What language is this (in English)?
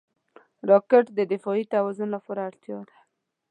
Pashto